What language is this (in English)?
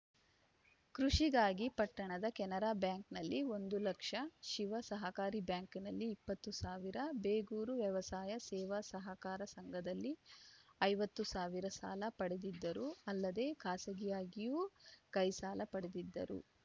Kannada